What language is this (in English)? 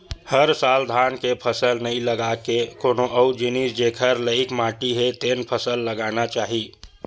Chhattisgarhi